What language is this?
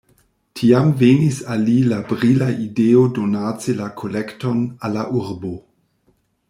Esperanto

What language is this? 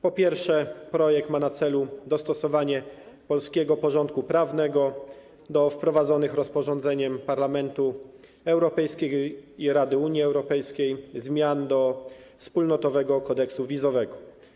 Polish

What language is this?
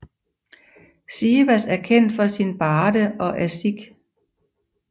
Danish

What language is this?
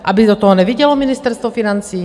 Czech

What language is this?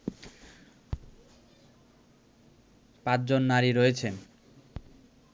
Bangla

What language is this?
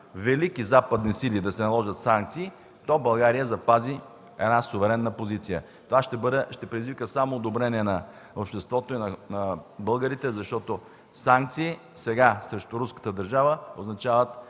Bulgarian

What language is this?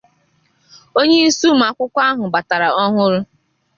Igbo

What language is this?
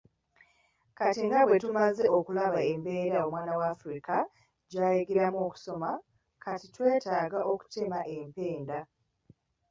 Ganda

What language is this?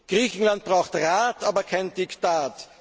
German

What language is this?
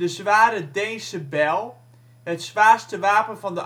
Dutch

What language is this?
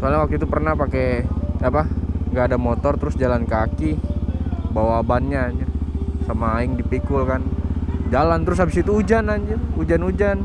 Indonesian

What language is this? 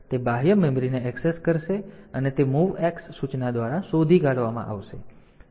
Gujarati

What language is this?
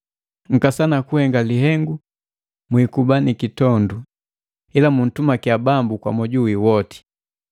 Matengo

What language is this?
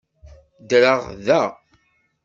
Kabyle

